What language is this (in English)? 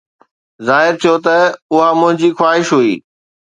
Sindhi